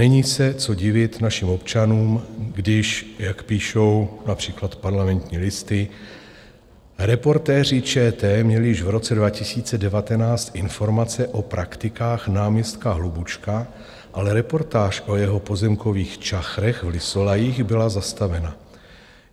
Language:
Czech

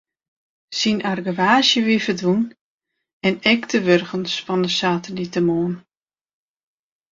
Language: Western Frisian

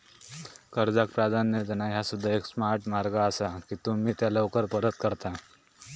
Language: Marathi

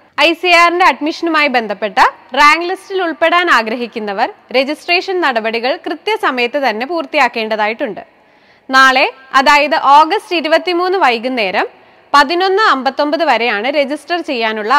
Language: Malayalam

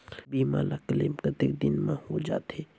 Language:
Chhattisgarhi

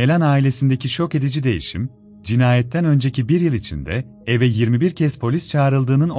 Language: Turkish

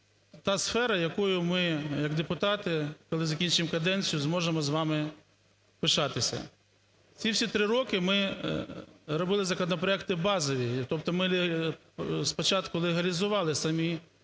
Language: Ukrainian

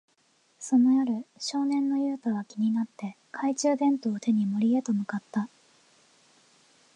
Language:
Japanese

